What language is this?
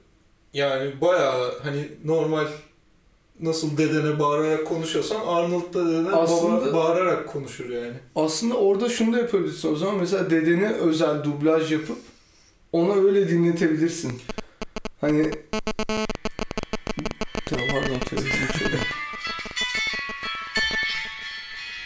Turkish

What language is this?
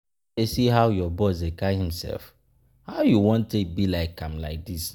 Nigerian Pidgin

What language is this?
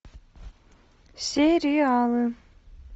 Russian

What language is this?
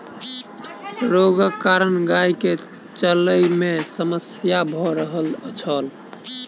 Maithili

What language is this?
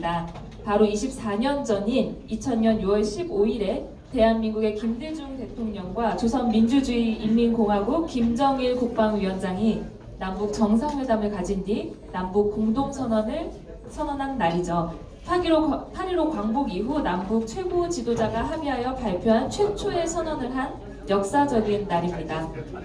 Korean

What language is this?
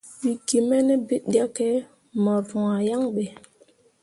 Mundang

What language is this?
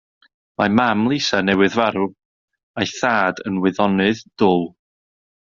Welsh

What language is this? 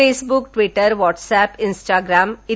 Marathi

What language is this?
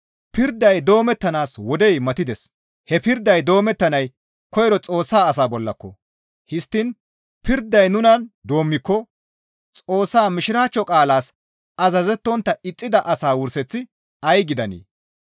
Gamo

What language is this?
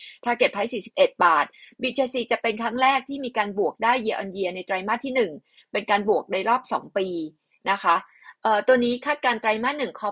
Thai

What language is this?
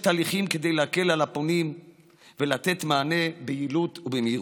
Hebrew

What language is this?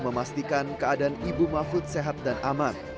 Indonesian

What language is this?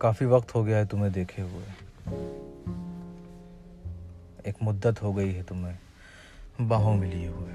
Urdu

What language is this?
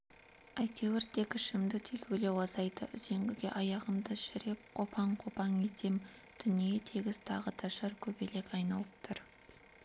Kazakh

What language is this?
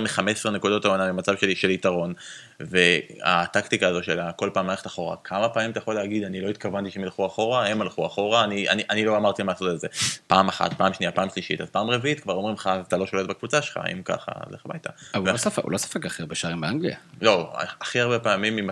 Hebrew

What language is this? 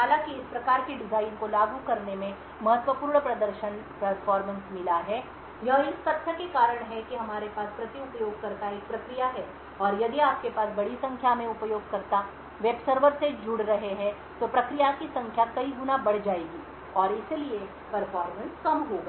Hindi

